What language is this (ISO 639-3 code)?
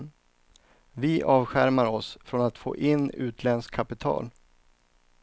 swe